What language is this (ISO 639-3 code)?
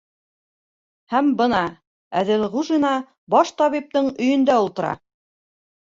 bak